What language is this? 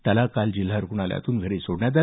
Marathi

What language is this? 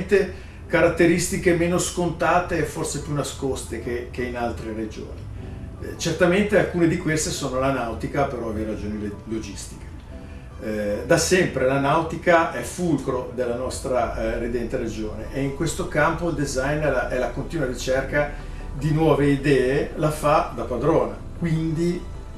Italian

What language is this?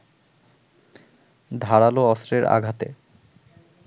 Bangla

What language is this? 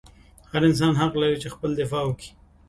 Pashto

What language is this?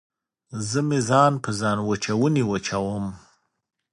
Pashto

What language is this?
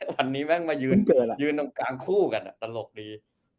Thai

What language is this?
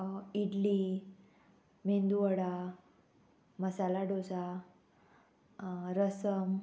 Konkani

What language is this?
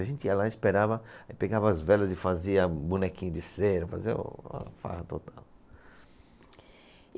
Portuguese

